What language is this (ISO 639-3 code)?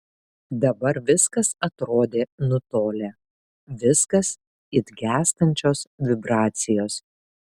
lit